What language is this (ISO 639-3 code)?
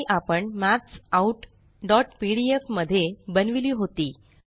mar